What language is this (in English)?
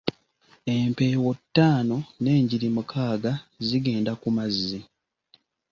Ganda